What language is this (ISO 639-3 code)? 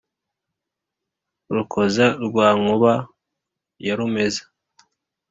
kin